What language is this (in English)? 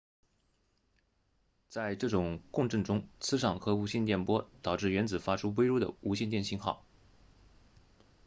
Chinese